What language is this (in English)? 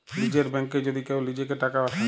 Bangla